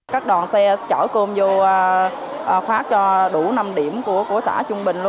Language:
Vietnamese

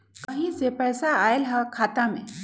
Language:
Magahi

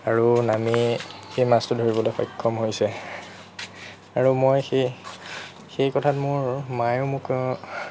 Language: Assamese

